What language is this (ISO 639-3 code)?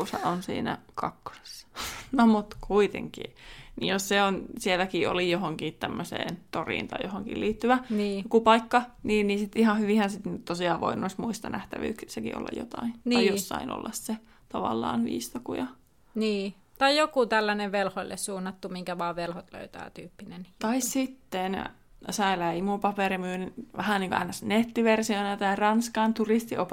fin